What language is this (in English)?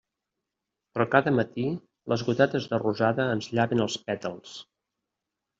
Catalan